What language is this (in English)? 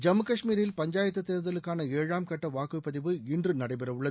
Tamil